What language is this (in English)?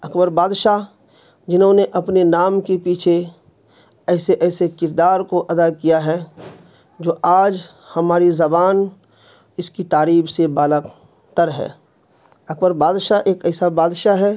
Urdu